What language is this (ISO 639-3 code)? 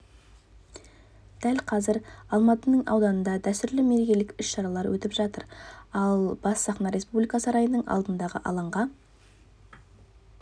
kaz